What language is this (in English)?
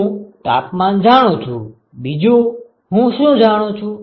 Gujarati